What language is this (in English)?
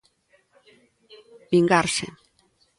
Galician